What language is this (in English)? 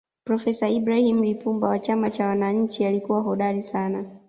Swahili